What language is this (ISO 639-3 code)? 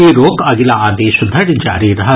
mai